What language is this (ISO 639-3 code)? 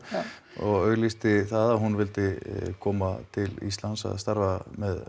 isl